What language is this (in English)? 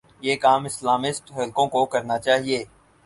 Urdu